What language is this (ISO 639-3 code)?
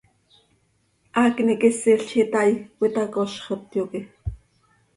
sei